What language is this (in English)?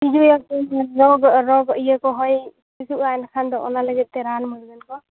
Santali